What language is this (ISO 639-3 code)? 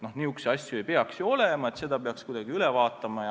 est